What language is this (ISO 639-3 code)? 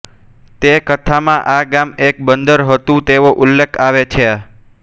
guj